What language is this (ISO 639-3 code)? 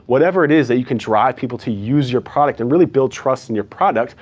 eng